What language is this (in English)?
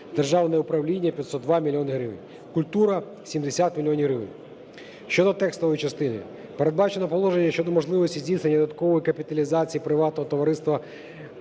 Ukrainian